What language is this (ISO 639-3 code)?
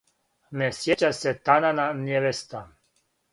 srp